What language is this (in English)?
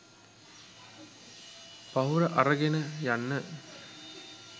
Sinhala